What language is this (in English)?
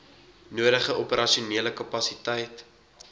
Afrikaans